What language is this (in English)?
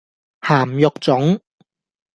Cantonese